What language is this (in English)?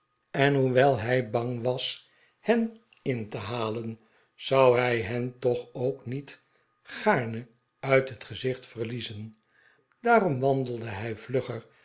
Dutch